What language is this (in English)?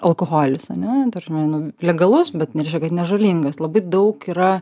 Lithuanian